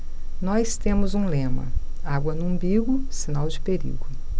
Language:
Portuguese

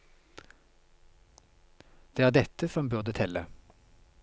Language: Norwegian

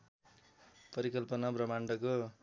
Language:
Nepali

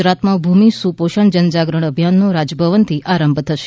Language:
Gujarati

